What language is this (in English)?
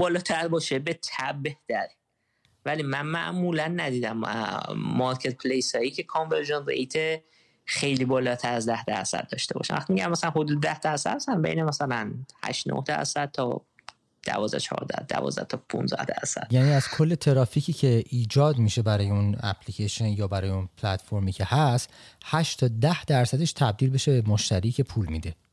Persian